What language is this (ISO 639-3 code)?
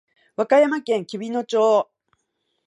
jpn